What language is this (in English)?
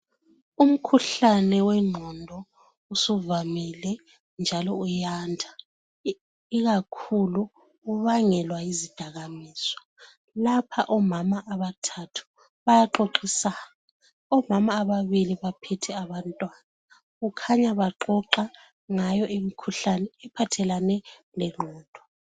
North Ndebele